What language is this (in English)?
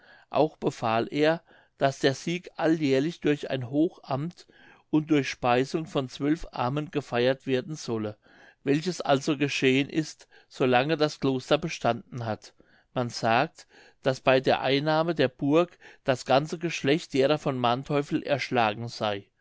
German